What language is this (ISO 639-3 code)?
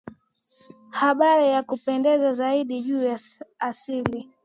swa